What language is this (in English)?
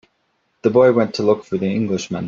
English